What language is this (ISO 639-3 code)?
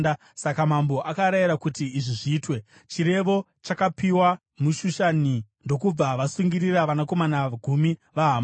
sna